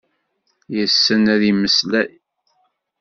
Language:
Kabyle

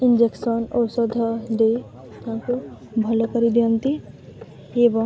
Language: Odia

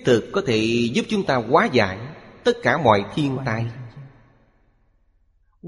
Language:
Vietnamese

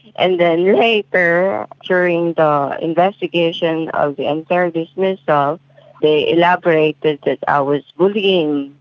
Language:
English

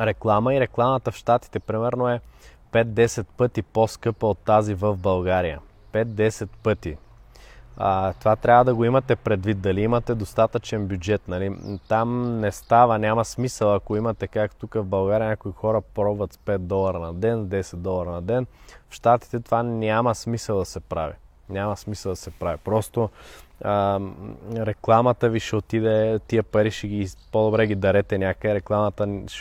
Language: Bulgarian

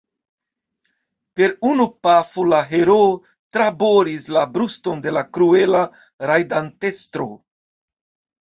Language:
Esperanto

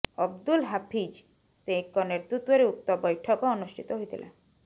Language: Odia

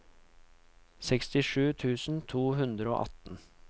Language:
Norwegian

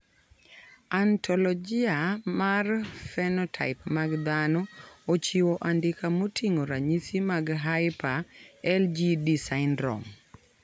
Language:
Luo (Kenya and Tanzania)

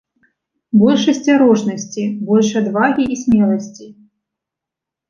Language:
Belarusian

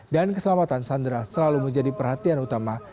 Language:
Indonesian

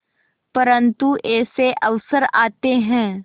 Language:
Hindi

